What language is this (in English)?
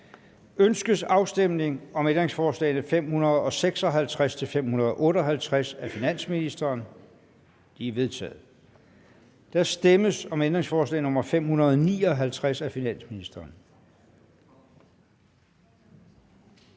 Danish